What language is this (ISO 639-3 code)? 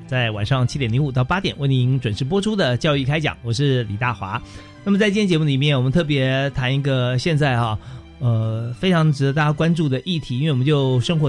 zho